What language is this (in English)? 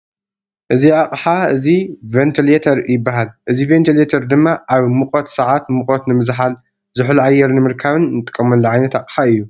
Tigrinya